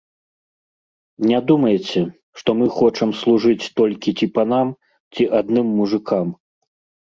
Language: Belarusian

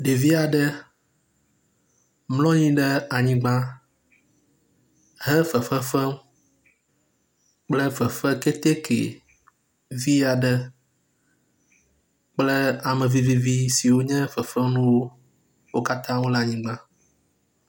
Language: Ewe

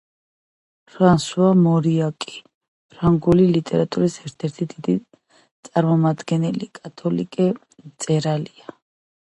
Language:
Georgian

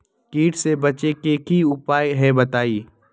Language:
Magahi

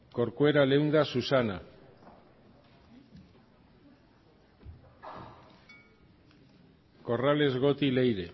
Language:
Basque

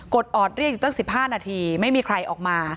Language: Thai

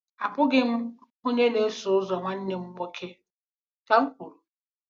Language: Igbo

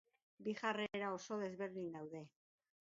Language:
Basque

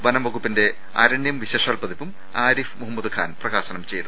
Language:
Malayalam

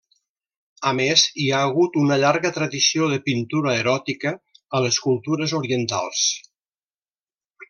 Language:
Catalan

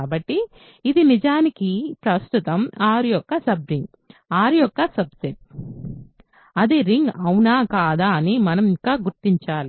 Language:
Telugu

